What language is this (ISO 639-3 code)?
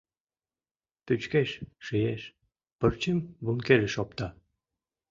chm